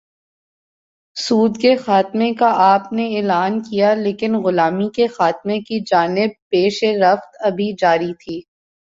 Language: Urdu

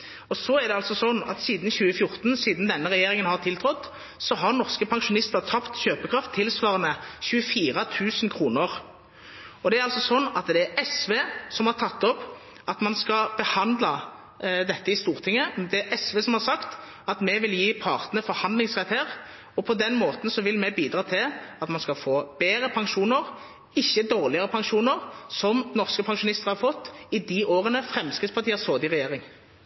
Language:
Norwegian Bokmål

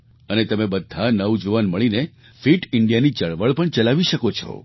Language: Gujarati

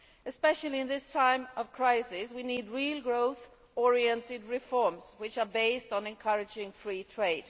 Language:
English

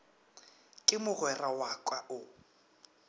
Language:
Northern Sotho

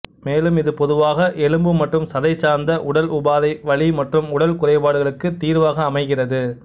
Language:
Tamil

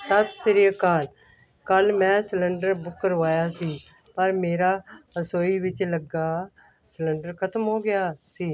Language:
Punjabi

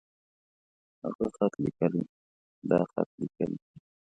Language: Pashto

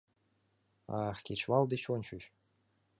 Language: Mari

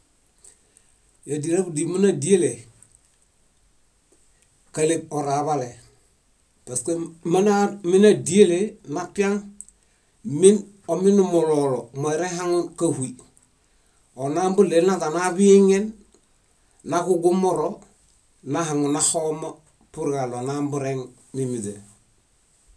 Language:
Bayot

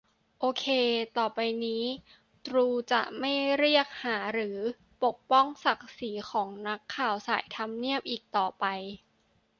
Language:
Thai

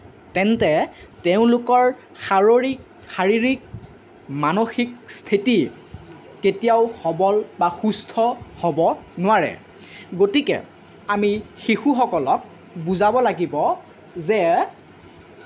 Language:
Assamese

